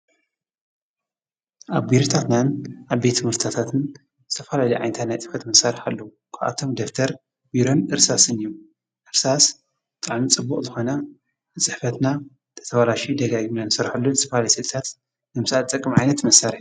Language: Tigrinya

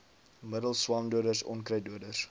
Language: Afrikaans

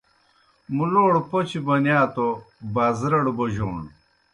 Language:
Kohistani Shina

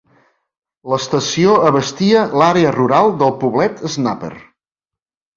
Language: Catalan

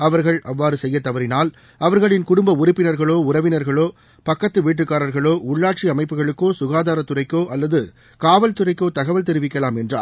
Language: Tamil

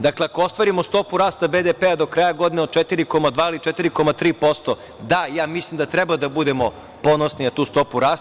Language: Serbian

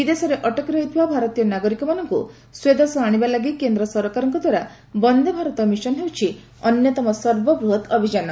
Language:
Odia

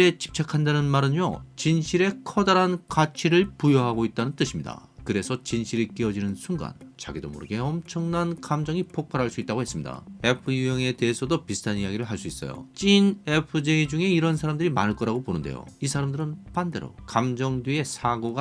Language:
Korean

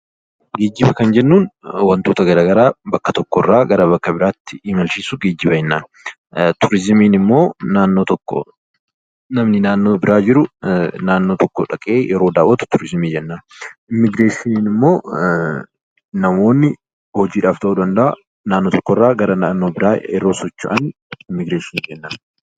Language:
Oromo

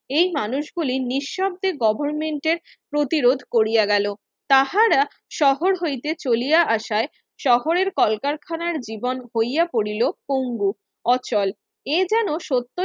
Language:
Bangla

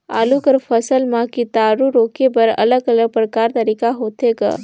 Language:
Chhattisgarhi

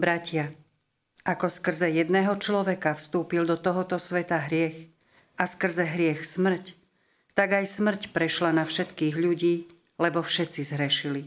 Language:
Slovak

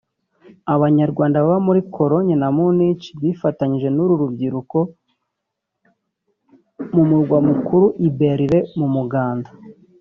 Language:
Kinyarwanda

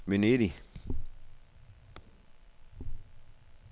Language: Danish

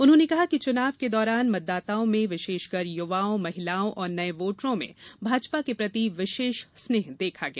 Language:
Hindi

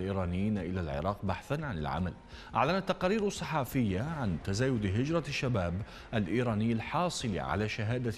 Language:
Arabic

